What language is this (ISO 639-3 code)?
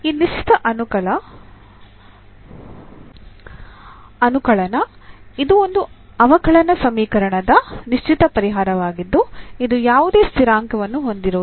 kan